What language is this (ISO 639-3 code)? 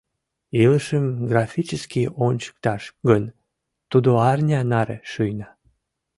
chm